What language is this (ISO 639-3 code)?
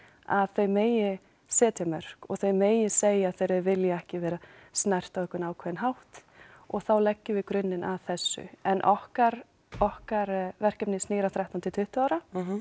isl